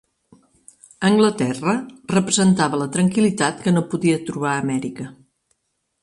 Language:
Catalan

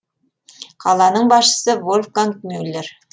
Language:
Kazakh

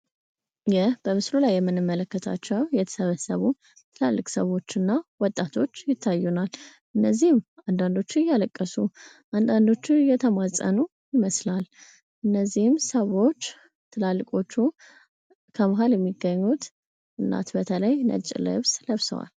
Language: Amharic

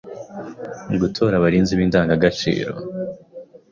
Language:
Kinyarwanda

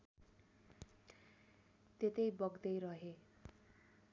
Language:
Nepali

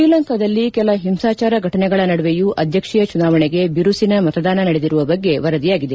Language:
Kannada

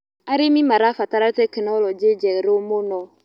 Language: Kikuyu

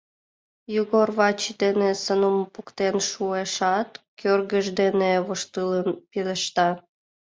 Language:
Mari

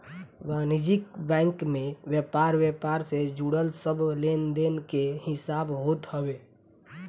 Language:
Bhojpuri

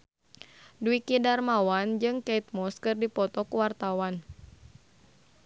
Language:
Sundanese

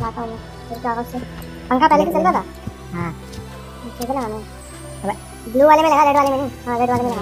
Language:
Thai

